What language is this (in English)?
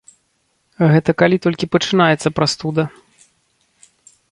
Belarusian